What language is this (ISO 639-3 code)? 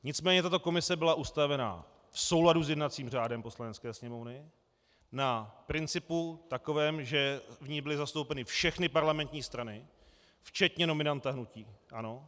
ces